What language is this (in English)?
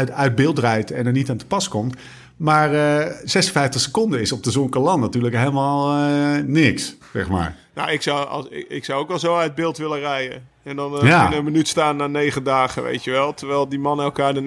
Dutch